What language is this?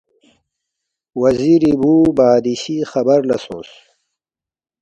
Balti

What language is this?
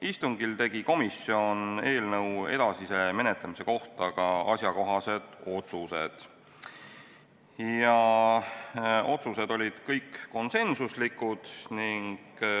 Estonian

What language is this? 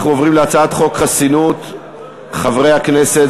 Hebrew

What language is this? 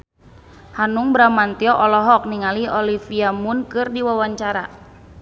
Sundanese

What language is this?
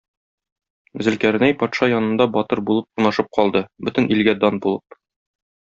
Tatar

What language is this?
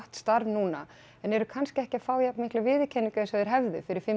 Icelandic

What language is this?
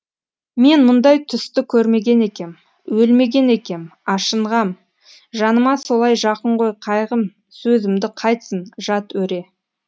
Kazakh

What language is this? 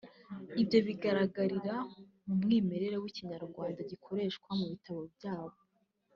Kinyarwanda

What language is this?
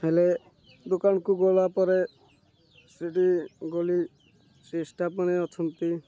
Odia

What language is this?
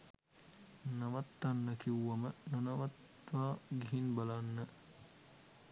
Sinhala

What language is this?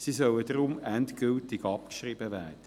Swiss German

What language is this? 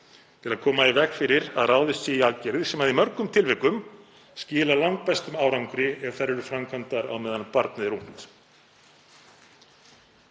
Icelandic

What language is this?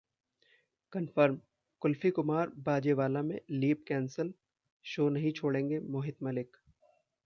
Hindi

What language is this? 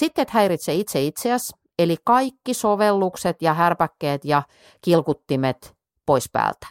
Finnish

